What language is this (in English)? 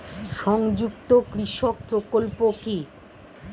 Bangla